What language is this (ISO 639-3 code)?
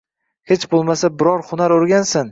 uzb